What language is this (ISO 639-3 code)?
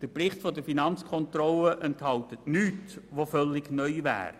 gsw